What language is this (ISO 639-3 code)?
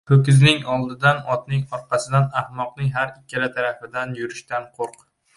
uzb